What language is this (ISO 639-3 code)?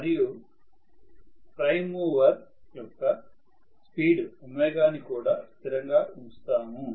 tel